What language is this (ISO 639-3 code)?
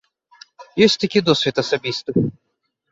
bel